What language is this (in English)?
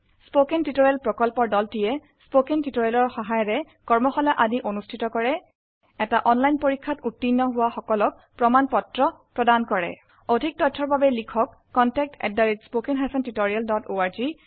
Assamese